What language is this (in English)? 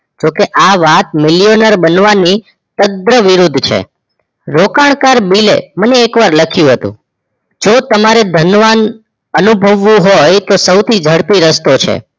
Gujarati